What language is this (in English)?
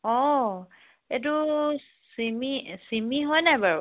Assamese